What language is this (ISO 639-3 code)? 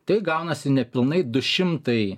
lit